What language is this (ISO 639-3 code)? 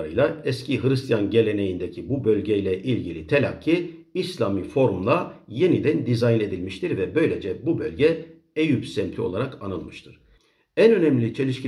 tur